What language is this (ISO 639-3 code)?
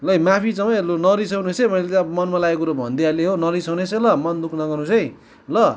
nep